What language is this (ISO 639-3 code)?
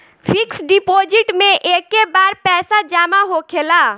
bho